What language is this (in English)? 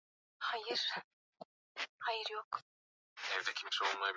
Swahili